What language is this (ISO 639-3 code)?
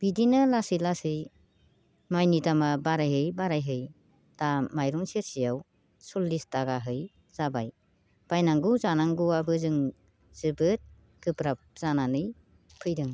brx